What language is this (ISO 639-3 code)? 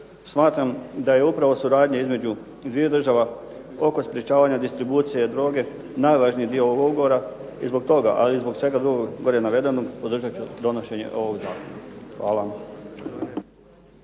hrv